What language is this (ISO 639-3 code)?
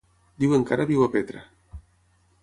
cat